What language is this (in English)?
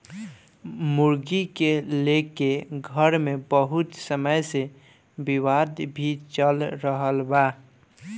Bhojpuri